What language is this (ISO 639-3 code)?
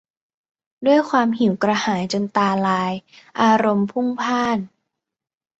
tha